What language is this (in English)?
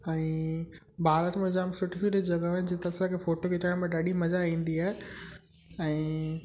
Sindhi